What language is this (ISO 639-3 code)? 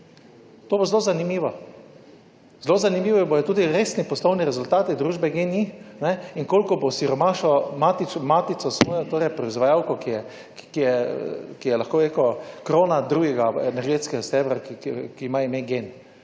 slv